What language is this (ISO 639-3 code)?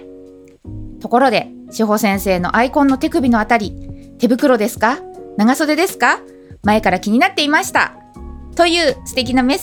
jpn